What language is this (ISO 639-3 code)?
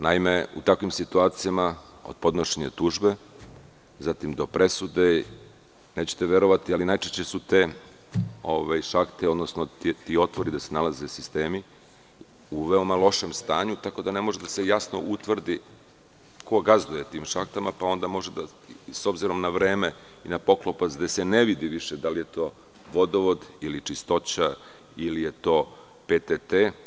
srp